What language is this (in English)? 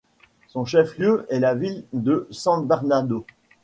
French